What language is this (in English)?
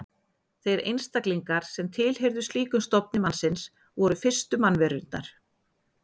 Icelandic